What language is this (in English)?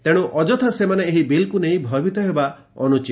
Odia